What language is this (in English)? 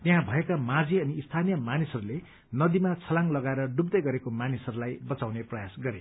Nepali